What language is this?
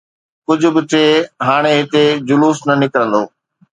Sindhi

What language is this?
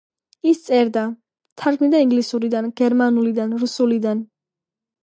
Georgian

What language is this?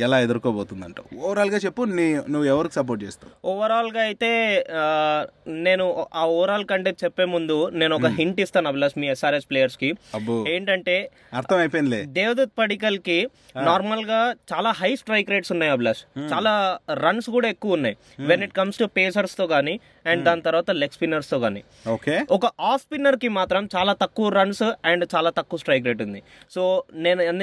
Telugu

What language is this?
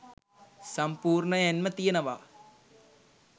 Sinhala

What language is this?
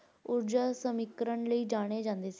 Punjabi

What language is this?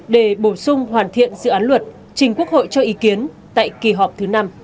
Vietnamese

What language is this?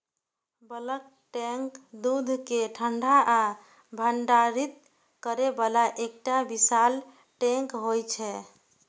Maithili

